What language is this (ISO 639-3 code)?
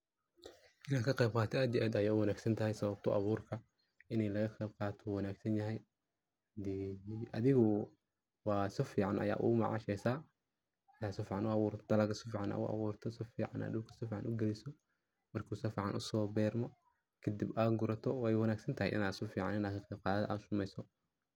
som